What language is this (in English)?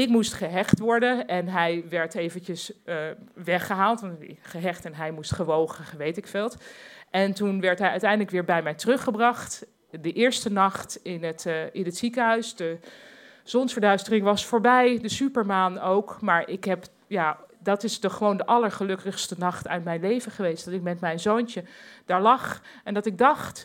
Dutch